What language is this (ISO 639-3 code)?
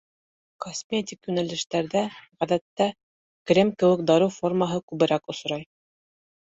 bak